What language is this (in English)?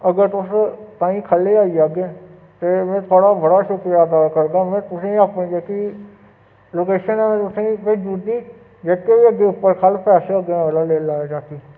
Dogri